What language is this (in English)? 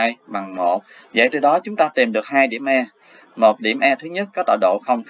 Vietnamese